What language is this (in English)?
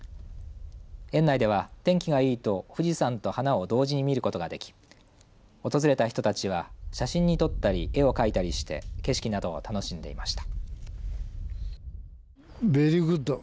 Japanese